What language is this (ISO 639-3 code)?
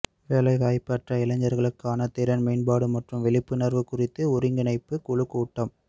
tam